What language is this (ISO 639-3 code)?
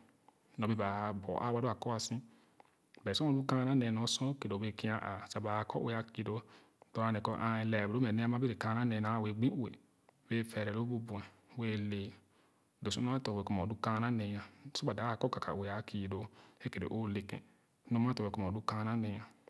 ogo